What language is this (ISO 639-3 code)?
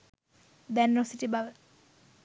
sin